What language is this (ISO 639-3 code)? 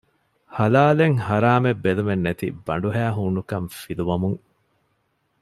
div